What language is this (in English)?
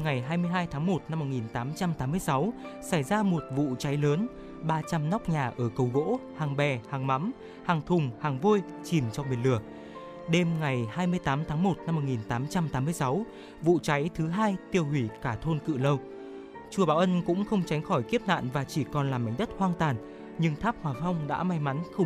Vietnamese